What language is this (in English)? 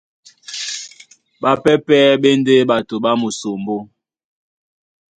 Duala